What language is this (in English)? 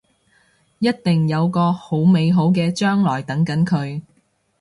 Cantonese